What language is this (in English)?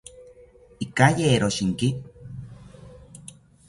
South Ucayali Ashéninka